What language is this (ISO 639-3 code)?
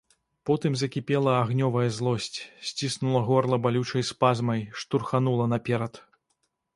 bel